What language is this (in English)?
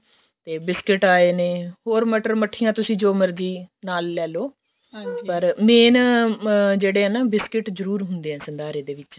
Punjabi